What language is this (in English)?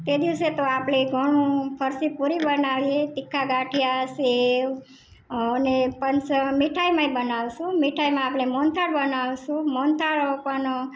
Gujarati